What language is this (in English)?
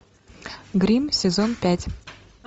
Russian